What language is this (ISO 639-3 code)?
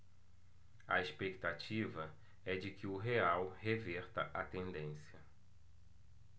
por